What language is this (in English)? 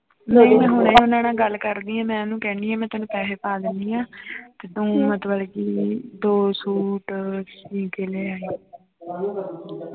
Punjabi